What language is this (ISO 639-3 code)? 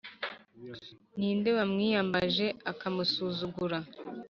kin